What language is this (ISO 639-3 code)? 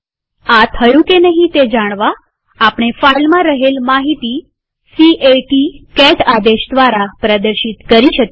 guj